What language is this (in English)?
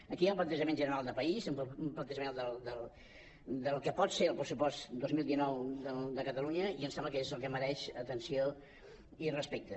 Catalan